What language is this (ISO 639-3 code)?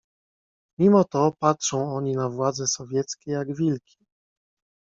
pol